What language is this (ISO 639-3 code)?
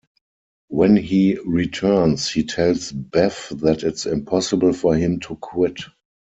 eng